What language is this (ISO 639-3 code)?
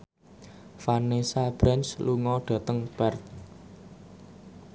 jav